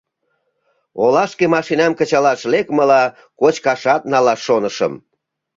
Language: Mari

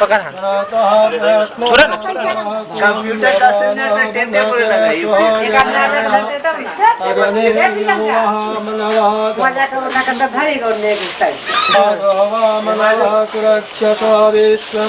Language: Indonesian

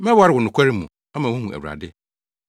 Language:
Akan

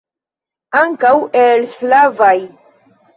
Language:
Esperanto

